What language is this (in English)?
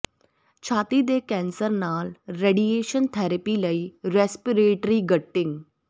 Punjabi